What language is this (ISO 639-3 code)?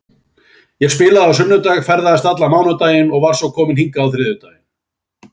isl